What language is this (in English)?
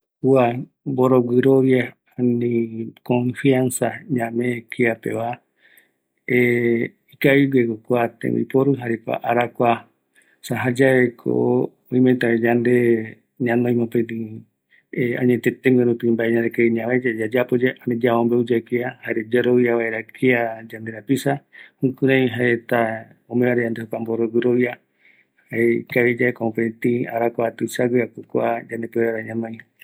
Eastern Bolivian Guaraní